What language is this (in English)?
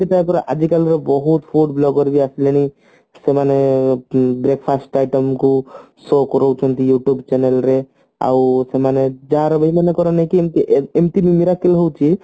Odia